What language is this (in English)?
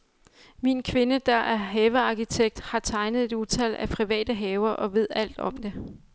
Danish